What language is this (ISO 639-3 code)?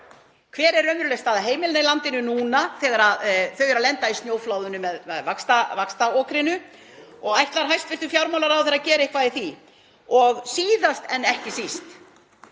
isl